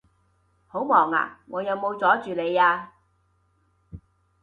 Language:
Cantonese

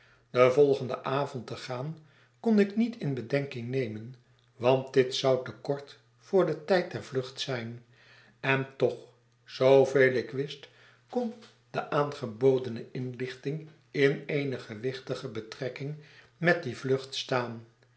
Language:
Dutch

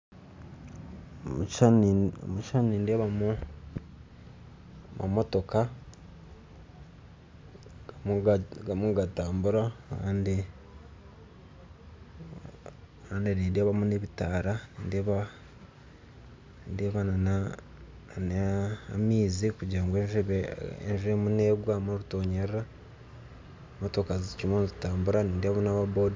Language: Nyankole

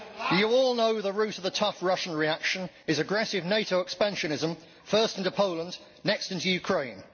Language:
English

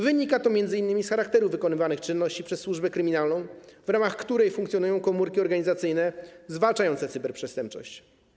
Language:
Polish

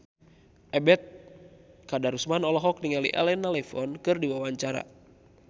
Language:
Sundanese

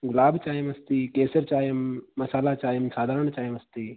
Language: Sanskrit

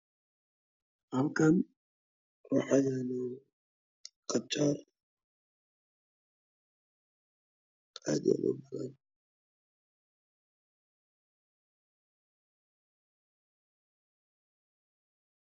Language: Somali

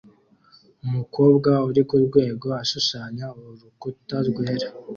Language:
Kinyarwanda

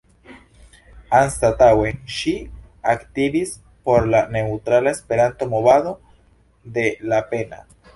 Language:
Esperanto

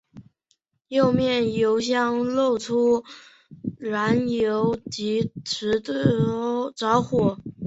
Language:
Chinese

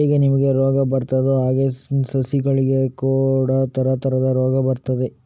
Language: Kannada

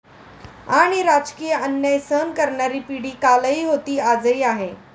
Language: Marathi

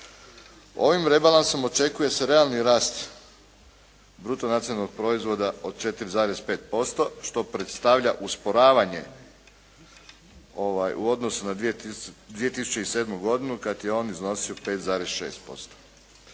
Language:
Croatian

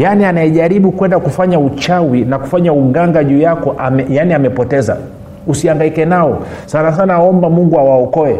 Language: Swahili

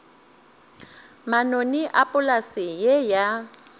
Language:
Northern Sotho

